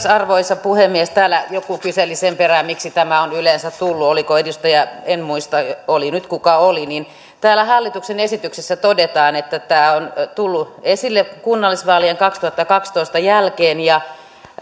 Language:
Finnish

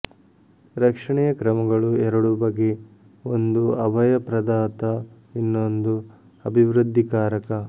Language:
Kannada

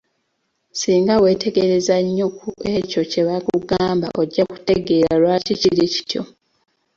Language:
Ganda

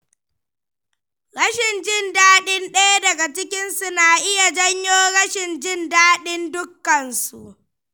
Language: Hausa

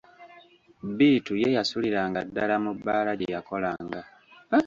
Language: Ganda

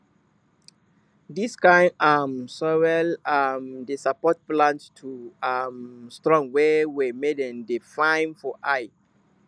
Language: Nigerian Pidgin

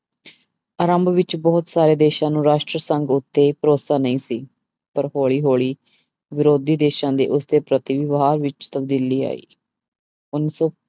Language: Punjabi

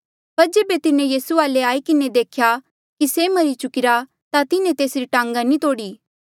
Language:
Mandeali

